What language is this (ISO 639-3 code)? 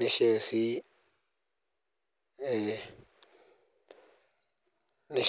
mas